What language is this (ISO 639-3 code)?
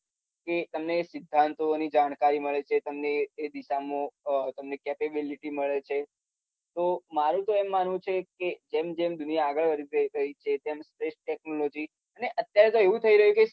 guj